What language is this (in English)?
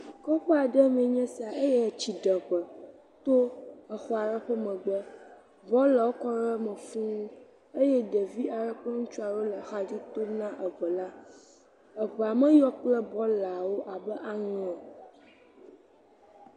Ewe